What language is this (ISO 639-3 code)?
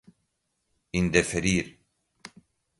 por